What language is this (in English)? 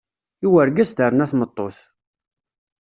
Kabyle